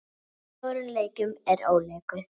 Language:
Icelandic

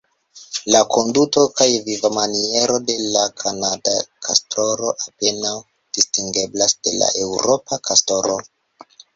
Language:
Esperanto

